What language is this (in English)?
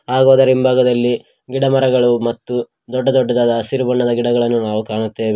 Kannada